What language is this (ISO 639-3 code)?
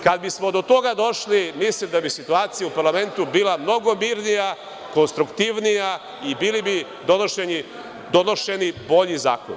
srp